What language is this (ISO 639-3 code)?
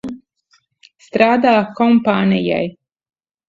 lav